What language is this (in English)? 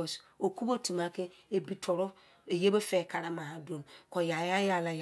Izon